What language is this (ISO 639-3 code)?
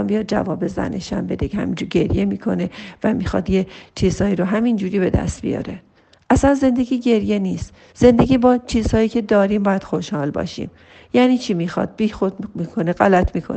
fas